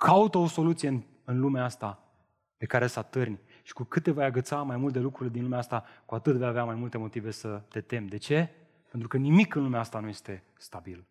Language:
Romanian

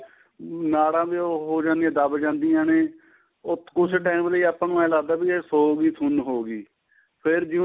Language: Punjabi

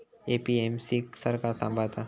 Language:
Marathi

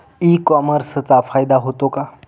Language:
Marathi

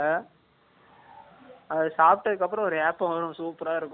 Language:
Tamil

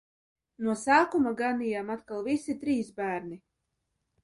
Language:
Latvian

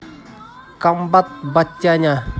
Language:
Russian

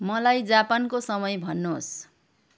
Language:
Nepali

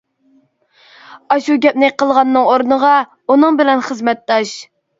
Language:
Uyghur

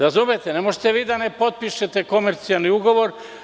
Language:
Serbian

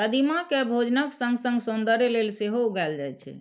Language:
Maithili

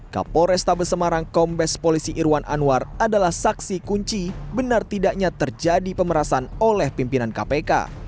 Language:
Indonesian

